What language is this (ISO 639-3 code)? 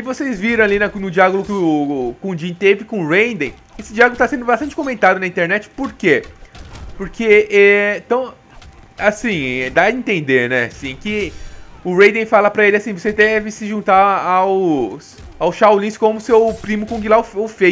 por